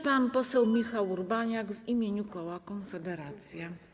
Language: Polish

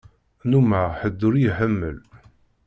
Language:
Kabyle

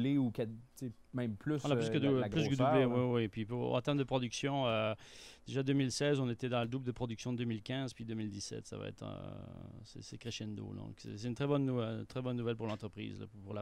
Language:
French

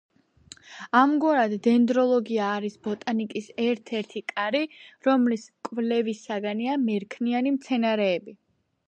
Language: Georgian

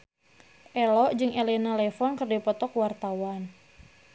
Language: Sundanese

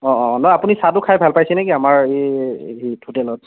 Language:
Assamese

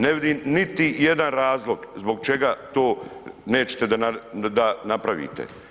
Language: Croatian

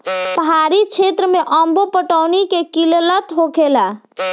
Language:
Bhojpuri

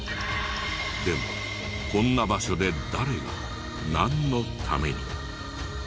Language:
Japanese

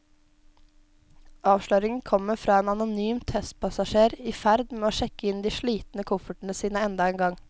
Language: Norwegian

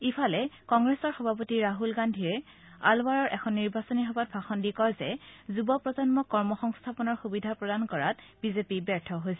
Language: Assamese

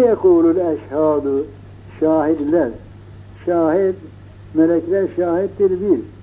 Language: Turkish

